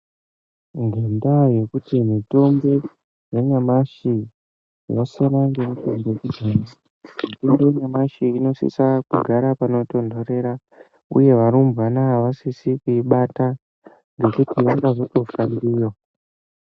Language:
Ndau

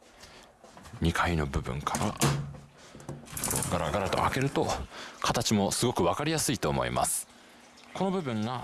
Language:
Japanese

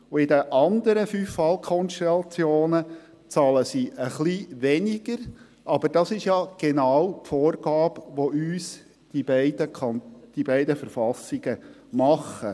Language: Swiss German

